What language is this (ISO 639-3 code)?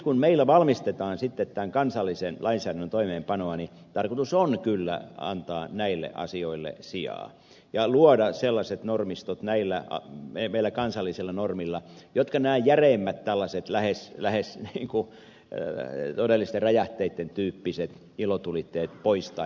fin